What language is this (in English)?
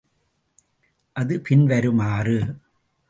Tamil